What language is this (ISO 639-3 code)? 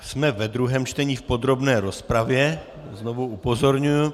ces